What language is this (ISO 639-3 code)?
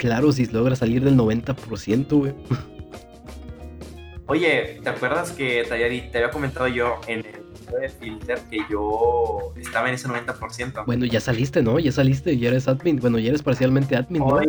spa